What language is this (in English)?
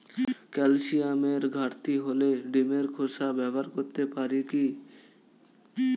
Bangla